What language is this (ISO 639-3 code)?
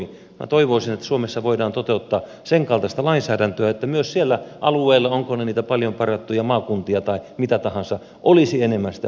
fin